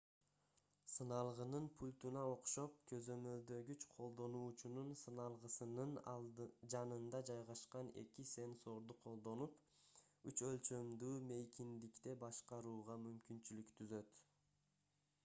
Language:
Kyrgyz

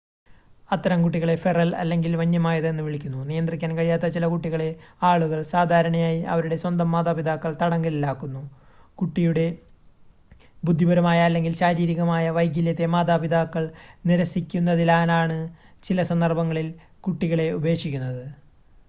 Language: Malayalam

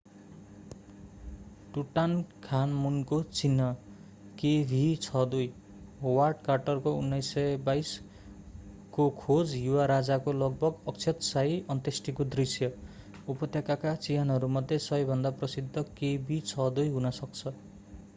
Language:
Nepali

